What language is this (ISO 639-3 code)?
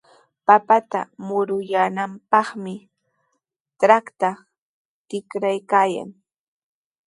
qws